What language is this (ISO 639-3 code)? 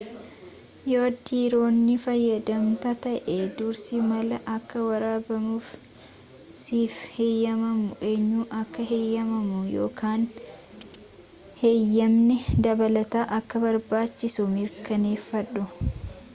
orm